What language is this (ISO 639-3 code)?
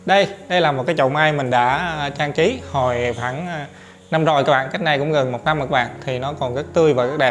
vie